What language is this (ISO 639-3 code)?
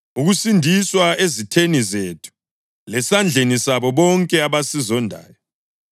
nde